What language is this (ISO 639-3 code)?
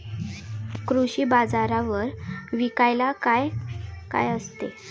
mar